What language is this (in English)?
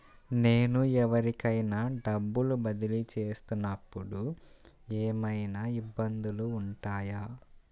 Telugu